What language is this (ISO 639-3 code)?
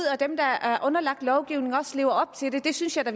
dan